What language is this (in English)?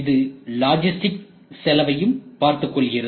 Tamil